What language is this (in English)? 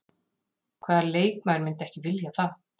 Icelandic